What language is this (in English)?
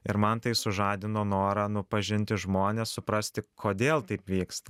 Lithuanian